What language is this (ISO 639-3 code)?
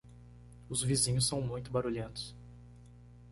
por